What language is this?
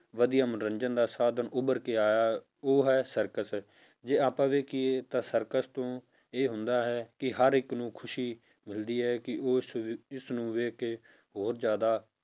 Punjabi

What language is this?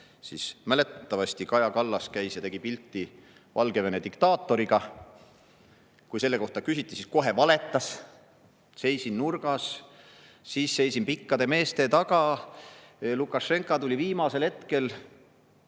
Estonian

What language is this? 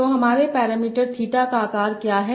Hindi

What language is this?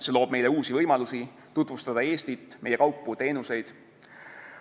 Estonian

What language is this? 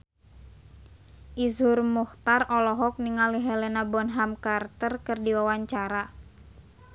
Sundanese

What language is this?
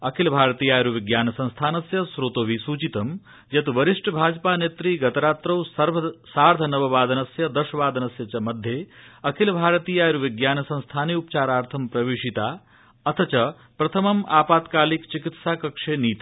Sanskrit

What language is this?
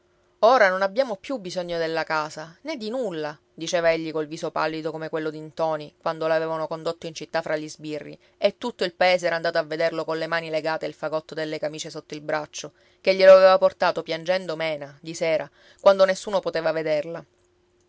Italian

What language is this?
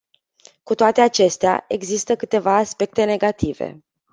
Romanian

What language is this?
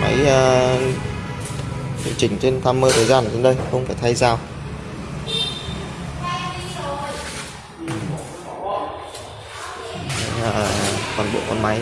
Vietnamese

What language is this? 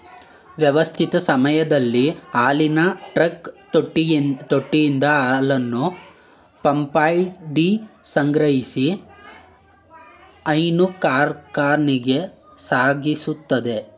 Kannada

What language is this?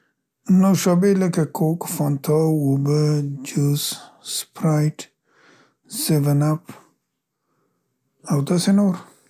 Central Pashto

